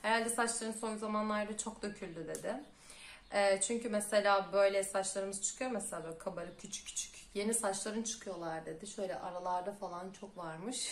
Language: Turkish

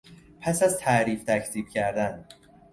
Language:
Persian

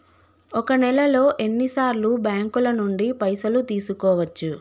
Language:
Telugu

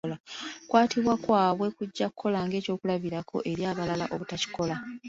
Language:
Ganda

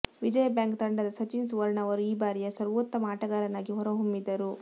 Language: Kannada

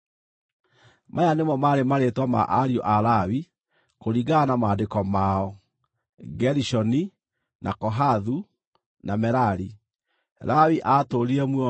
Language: Kikuyu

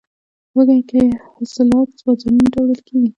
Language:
Pashto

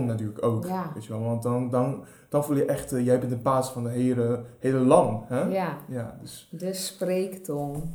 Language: Dutch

